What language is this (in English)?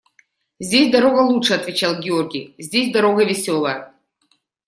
Russian